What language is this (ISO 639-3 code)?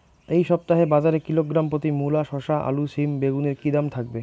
ben